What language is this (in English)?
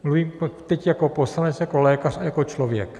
Czech